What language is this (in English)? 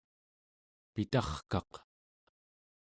Central Yupik